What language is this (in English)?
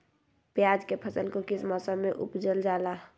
Magahi